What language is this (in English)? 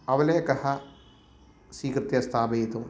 Sanskrit